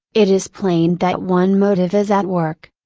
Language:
English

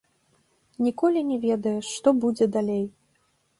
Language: Belarusian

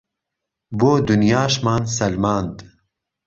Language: Central Kurdish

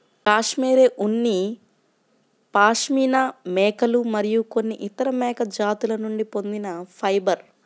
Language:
Telugu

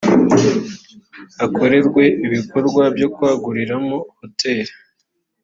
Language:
Kinyarwanda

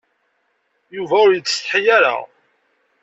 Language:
Kabyle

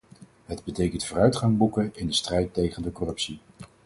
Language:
Dutch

